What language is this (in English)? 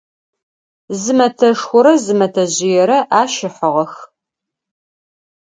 Adyghe